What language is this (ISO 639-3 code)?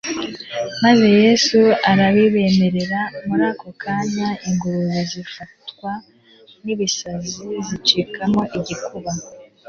kin